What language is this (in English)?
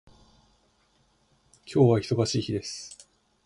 Japanese